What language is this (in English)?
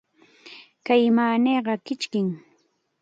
Chiquián Ancash Quechua